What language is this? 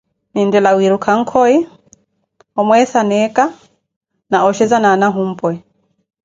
Koti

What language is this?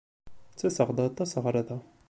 Kabyle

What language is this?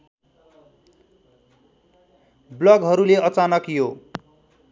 Nepali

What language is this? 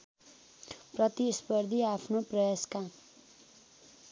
Nepali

